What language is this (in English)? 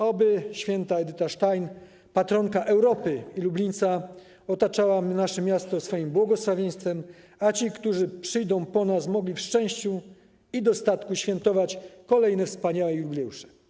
Polish